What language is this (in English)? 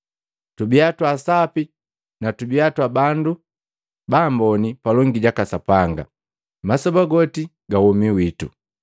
Matengo